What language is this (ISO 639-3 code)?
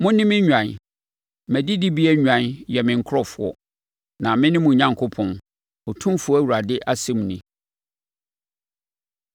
aka